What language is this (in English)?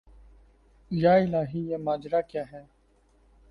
Urdu